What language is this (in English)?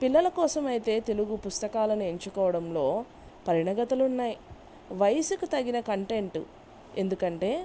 Telugu